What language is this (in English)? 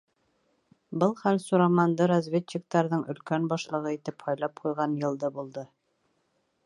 Bashkir